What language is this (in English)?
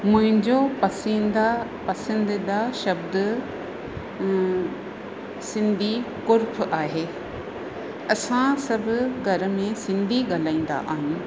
Sindhi